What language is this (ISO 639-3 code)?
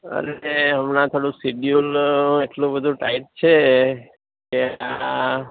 guj